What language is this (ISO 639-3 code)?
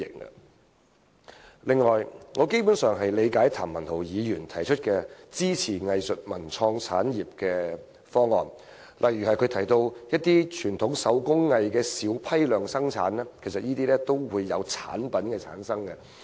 yue